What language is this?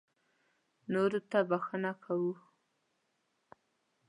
Pashto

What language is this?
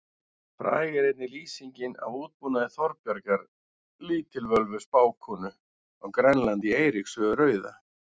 Icelandic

